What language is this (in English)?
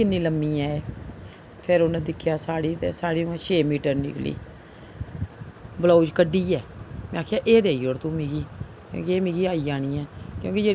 Dogri